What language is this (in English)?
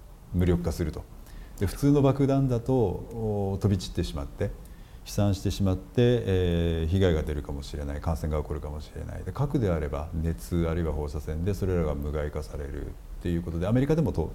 Japanese